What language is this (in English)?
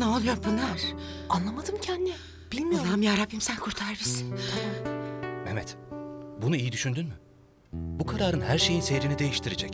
Turkish